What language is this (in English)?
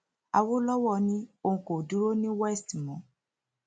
Yoruba